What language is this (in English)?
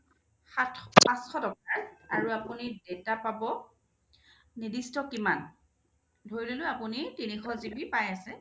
Assamese